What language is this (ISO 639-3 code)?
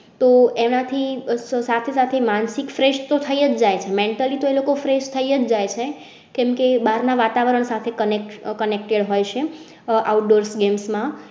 guj